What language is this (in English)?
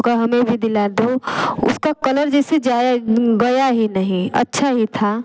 Hindi